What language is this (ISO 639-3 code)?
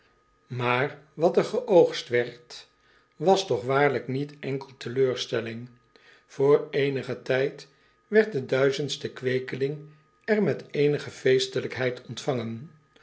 nld